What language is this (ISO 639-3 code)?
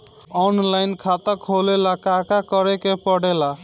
bho